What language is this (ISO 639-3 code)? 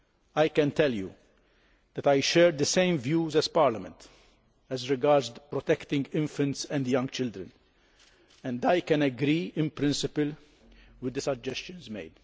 eng